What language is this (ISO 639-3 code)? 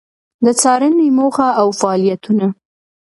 pus